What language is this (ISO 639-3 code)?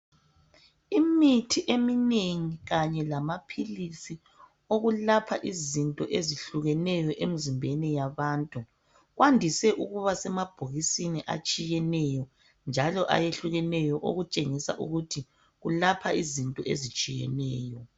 nde